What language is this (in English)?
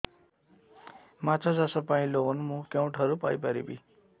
Odia